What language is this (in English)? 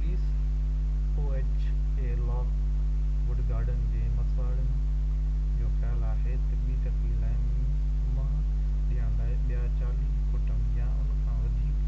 Sindhi